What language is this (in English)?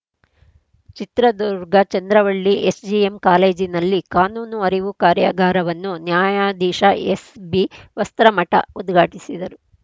Kannada